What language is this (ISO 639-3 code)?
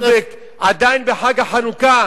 heb